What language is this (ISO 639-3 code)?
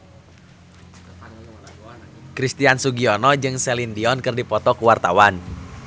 sun